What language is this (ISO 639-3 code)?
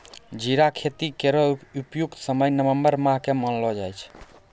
mai